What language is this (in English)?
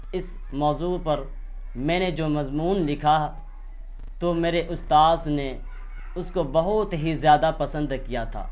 Urdu